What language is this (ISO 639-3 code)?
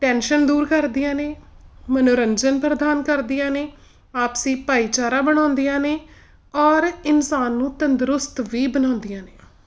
pan